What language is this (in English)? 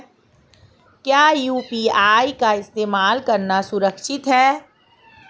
Hindi